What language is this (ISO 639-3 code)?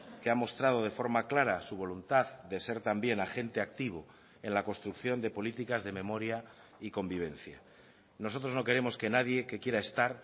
spa